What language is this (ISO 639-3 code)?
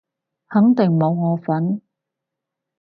yue